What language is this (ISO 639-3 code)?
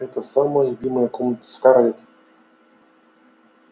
rus